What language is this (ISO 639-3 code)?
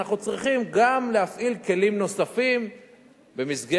heb